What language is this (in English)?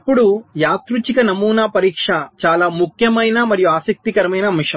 Telugu